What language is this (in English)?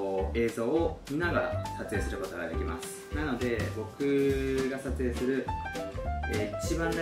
Japanese